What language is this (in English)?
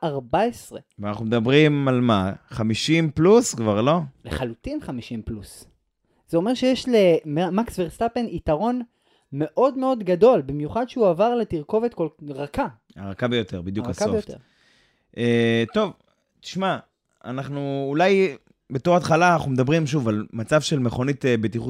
Hebrew